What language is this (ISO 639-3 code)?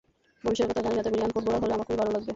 ben